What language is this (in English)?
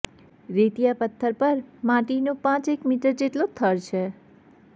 Gujarati